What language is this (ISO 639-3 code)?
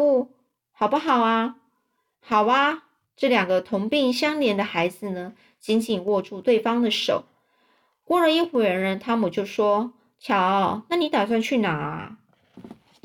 zho